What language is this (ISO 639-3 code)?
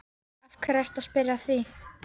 isl